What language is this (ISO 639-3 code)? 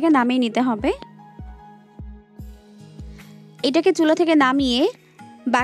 hin